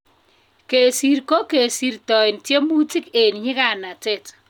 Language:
Kalenjin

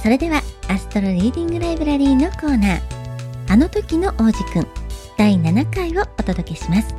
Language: Japanese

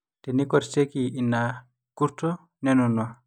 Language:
Masai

